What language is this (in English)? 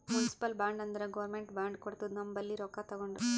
Kannada